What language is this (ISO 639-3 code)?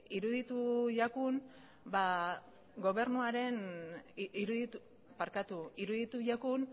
eus